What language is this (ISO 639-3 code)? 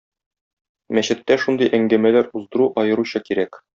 tat